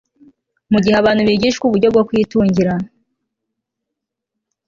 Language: Kinyarwanda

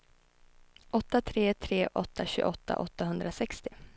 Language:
Swedish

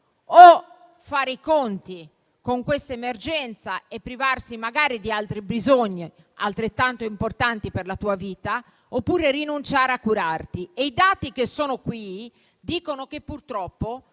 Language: Italian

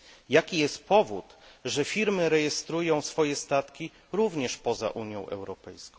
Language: Polish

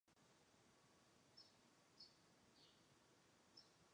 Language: Chinese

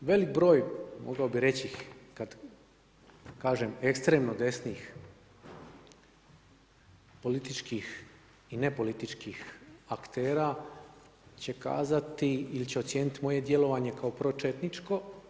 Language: Croatian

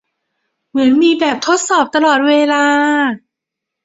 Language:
Thai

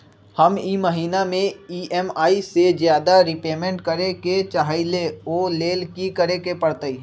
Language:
Magahi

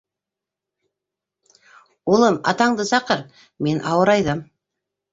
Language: Bashkir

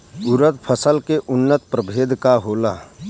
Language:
Bhojpuri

